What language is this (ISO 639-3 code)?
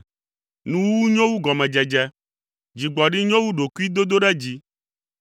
ewe